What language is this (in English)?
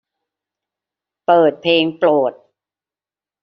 Thai